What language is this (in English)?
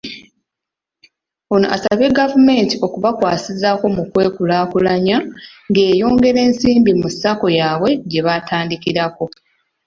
Ganda